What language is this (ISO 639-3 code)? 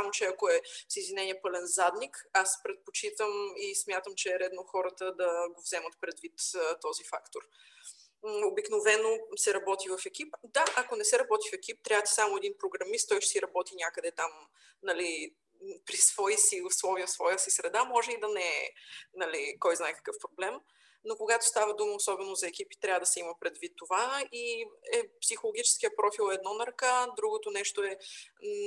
bul